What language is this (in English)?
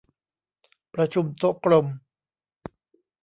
Thai